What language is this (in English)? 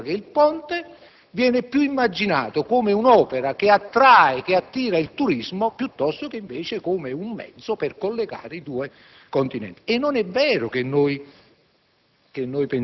Italian